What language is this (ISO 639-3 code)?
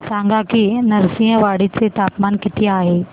mar